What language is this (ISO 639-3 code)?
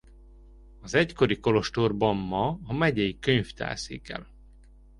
hun